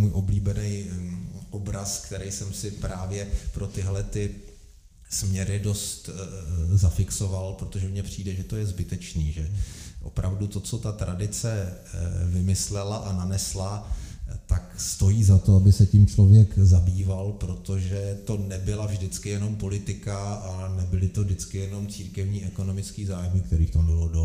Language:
Czech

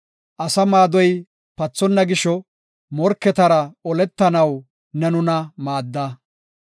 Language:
Gofa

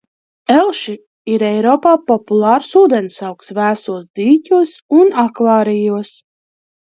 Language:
Latvian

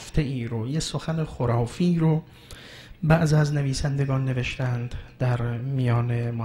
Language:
Persian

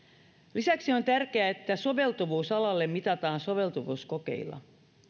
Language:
Finnish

